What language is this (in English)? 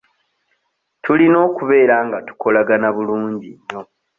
Ganda